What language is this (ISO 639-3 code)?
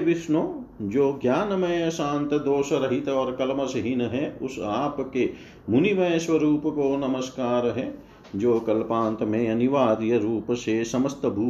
hin